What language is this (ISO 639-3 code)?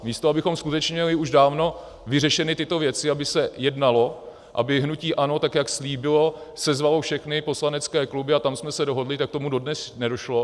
ces